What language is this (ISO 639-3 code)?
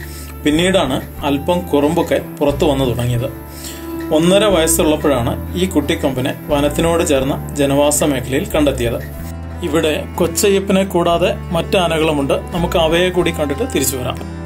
mal